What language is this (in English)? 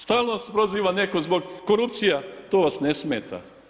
Croatian